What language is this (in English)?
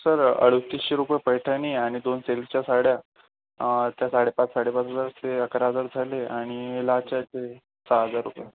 Marathi